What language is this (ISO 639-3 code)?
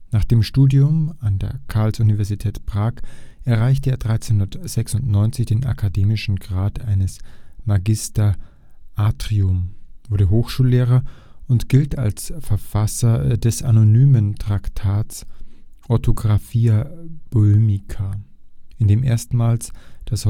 deu